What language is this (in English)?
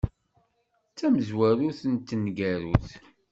Kabyle